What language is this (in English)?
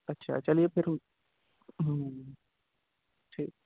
Urdu